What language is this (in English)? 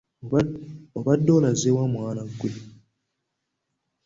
Ganda